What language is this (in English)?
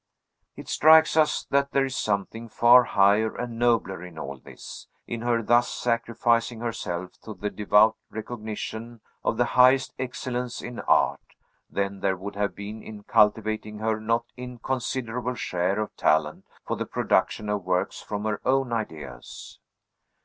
English